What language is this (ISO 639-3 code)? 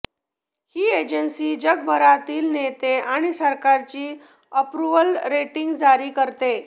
mar